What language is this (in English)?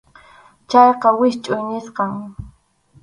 Arequipa-La Unión Quechua